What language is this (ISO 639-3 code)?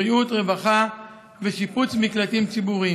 heb